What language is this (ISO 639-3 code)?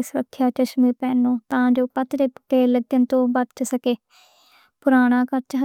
lah